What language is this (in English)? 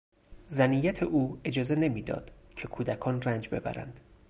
Persian